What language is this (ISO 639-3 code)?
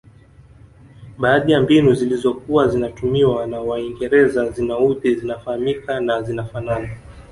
swa